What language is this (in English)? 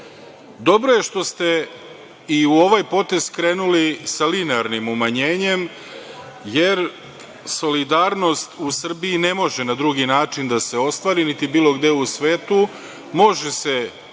Serbian